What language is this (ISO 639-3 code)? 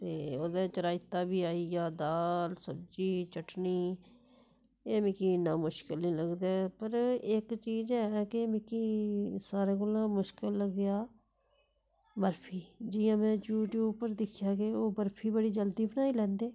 doi